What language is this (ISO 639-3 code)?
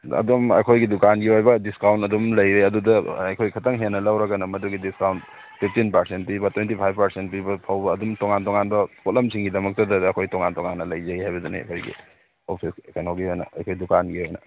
mni